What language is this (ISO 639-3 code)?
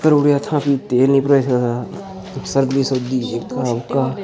doi